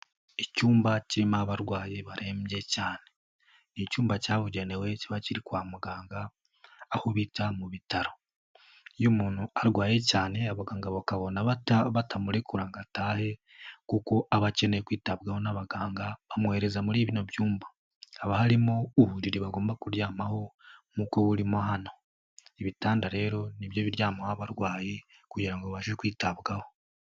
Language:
Kinyarwanda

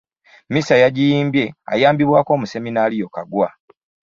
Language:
Ganda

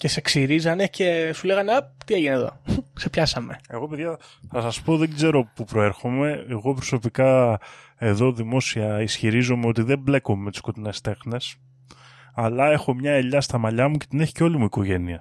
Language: Greek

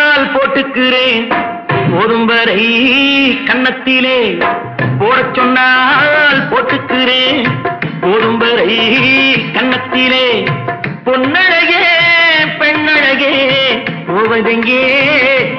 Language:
Tamil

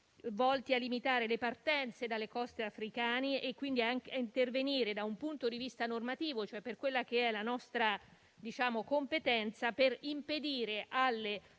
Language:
Italian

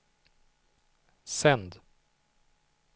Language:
Swedish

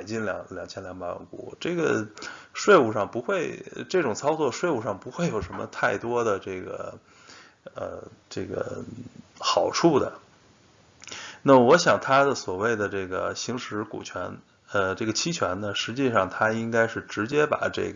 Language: Chinese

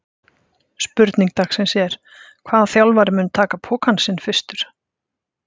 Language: Icelandic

